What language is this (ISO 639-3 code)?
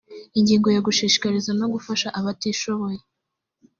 kin